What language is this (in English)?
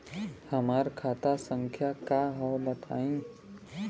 Bhojpuri